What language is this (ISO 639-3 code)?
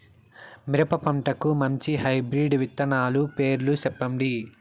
tel